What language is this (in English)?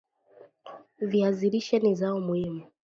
Swahili